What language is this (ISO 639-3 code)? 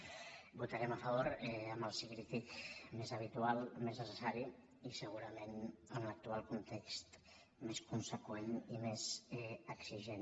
cat